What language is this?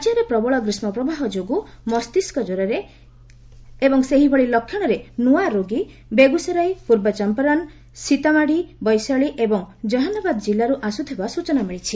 Odia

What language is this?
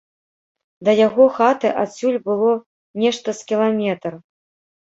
Belarusian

